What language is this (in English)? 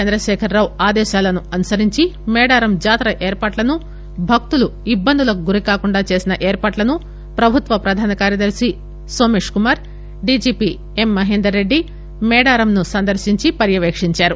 Telugu